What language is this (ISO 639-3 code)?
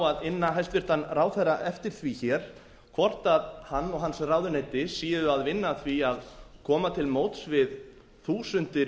isl